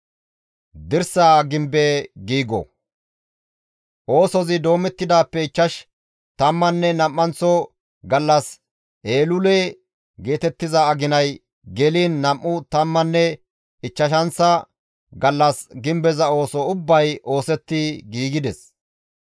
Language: Gamo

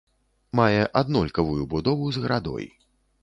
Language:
Belarusian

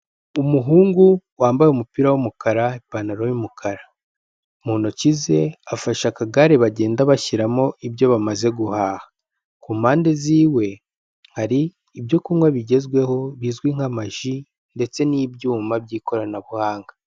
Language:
Kinyarwanda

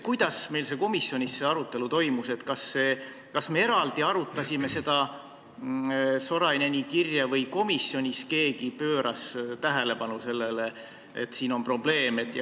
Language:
Estonian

